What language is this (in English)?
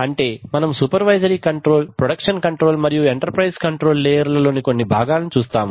Telugu